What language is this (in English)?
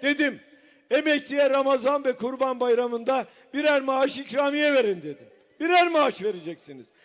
Turkish